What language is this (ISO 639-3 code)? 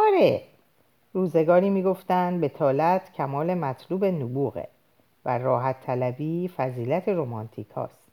fas